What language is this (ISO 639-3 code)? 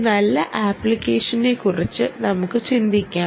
mal